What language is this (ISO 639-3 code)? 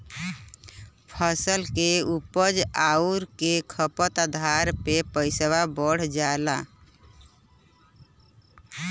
bho